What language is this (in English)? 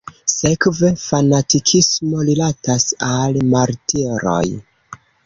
Esperanto